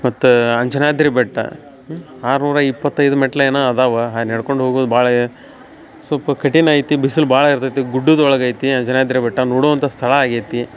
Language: Kannada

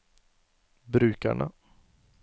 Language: Norwegian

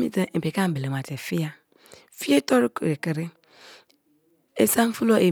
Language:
Kalabari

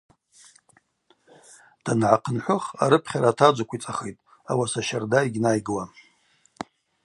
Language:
Abaza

